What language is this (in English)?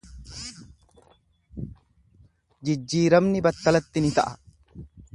Oromo